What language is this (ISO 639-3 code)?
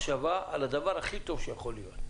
heb